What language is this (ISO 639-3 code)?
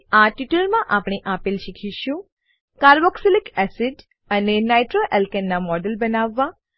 guj